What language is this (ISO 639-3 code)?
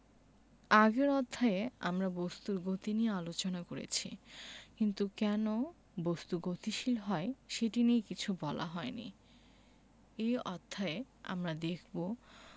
ben